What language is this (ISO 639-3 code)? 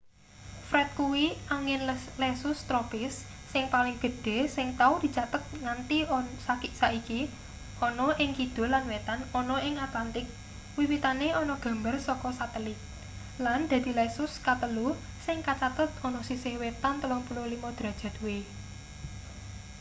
jav